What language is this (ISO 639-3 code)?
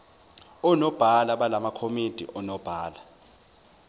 zul